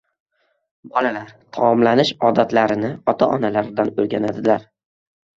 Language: Uzbek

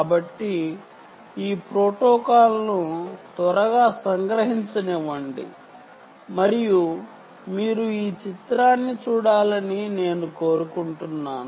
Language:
Telugu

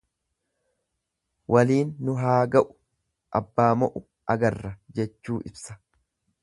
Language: Oromo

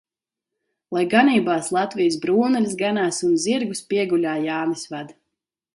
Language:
Latvian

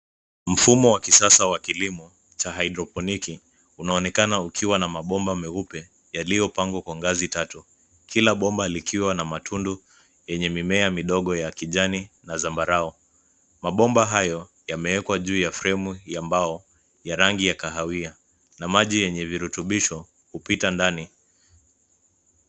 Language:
Swahili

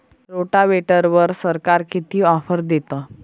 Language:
Marathi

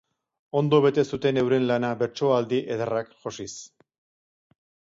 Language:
Basque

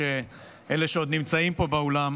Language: Hebrew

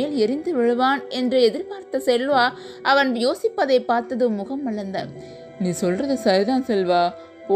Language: Tamil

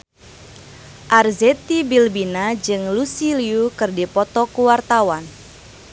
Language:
Sundanese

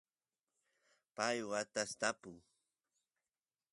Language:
Santiago del Estero Quichua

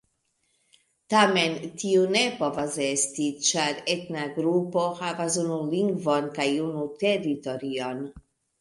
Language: Esperanto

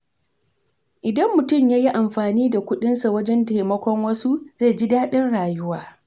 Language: Hausa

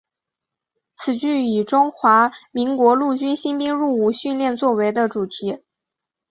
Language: Chinese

